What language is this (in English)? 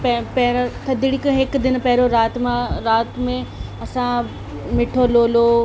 Sindhi